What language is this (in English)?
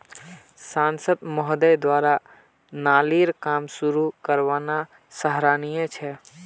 Magahi